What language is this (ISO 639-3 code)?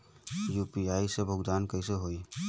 bho